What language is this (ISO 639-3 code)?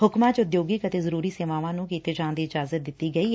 pan